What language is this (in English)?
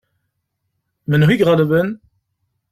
Kabyle